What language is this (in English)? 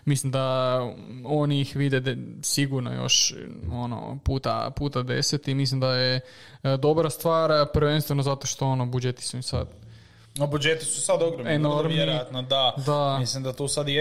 Croatian